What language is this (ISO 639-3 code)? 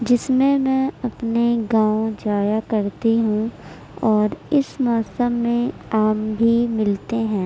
urd